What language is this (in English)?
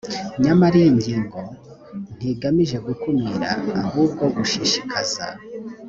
Kinyarwanda